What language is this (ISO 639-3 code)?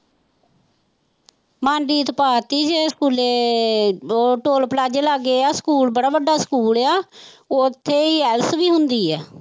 pan